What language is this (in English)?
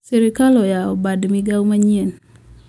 Luo (Kenya and Tanzania)